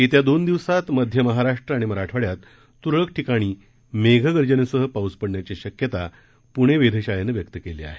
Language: Marathi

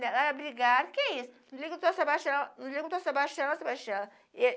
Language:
Portuguese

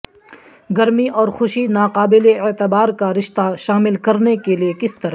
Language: Urdu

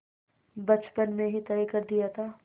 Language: Hindi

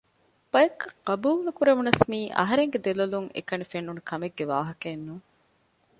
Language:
Divehi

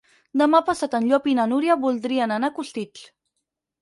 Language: Catalan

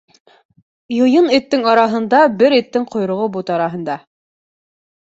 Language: Bashkir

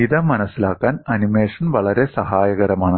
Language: Malayalam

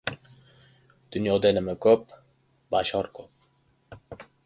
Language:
Uzbek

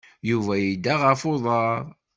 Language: Kabyle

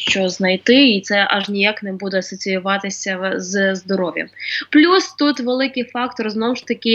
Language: Ukrainian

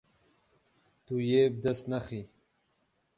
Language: Kurdish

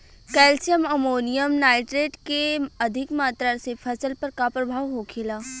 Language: Bhojpuri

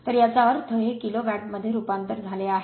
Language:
Marathi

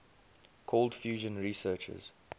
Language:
English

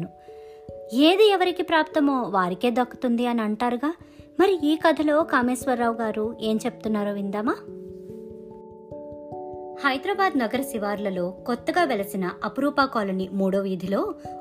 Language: Telugu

